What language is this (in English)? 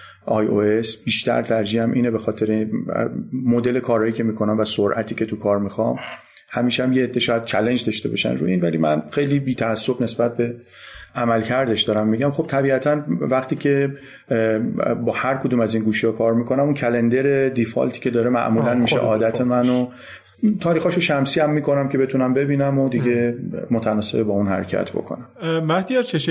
Persian